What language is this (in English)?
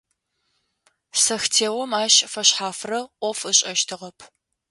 Adyghe